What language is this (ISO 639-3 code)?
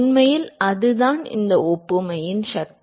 tam